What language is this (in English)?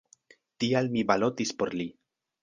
Esperanto